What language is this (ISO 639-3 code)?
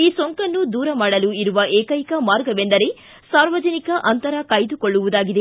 kan